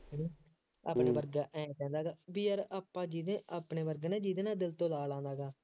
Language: Punjabi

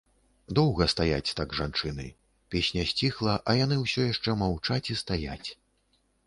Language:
Belarusian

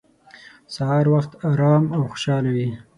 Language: Pashto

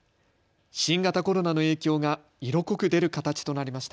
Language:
Japanese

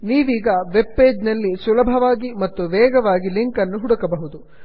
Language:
Kannada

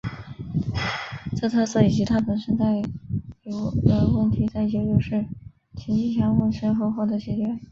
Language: Chinese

